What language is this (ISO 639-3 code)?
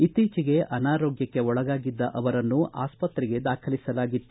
kan